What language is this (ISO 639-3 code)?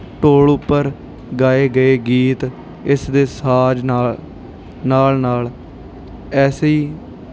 pan